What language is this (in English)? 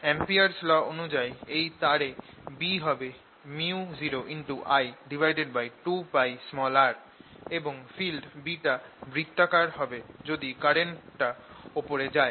Bangla